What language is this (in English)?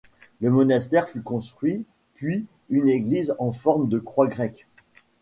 French